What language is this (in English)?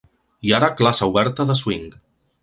Catalan